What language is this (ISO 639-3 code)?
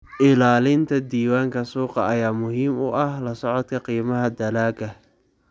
som